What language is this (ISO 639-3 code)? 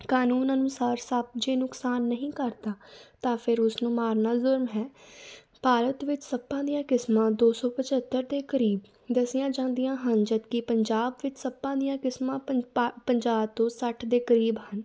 pan